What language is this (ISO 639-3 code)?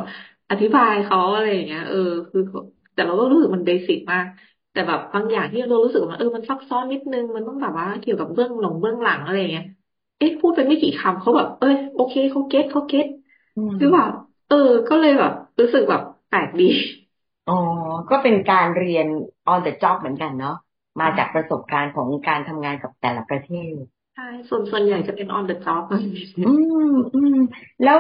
tha